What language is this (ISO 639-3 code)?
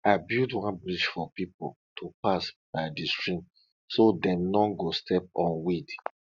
pcm